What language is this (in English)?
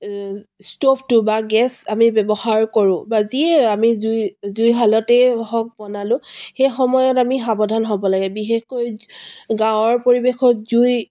Assamese